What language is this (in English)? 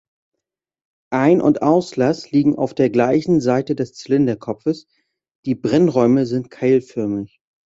German